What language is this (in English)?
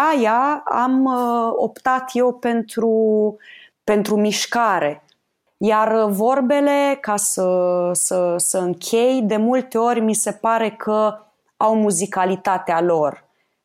Romanian